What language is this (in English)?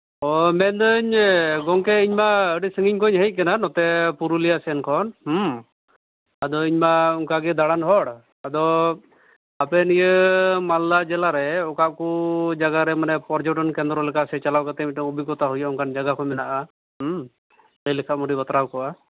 Santali